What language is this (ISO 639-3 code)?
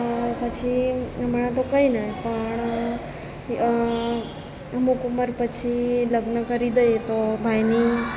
guj